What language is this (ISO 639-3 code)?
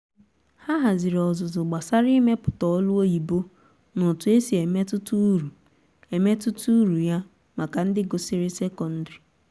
ibo